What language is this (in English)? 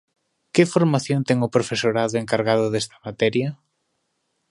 Galician